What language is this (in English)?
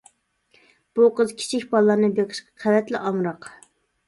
Uyghur